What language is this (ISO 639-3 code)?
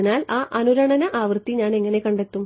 mal